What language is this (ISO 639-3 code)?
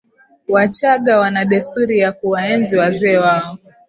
swa